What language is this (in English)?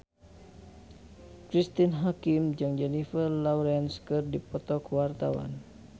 Sundanese